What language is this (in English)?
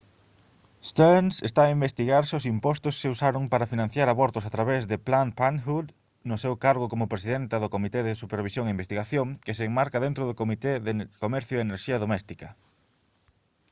Galician